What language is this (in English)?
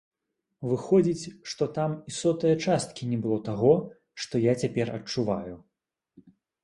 Belarusian